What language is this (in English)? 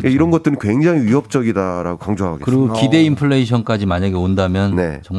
Korean